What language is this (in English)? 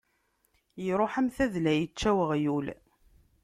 Kabyle